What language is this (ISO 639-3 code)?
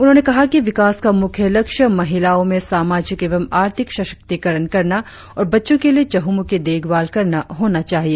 hin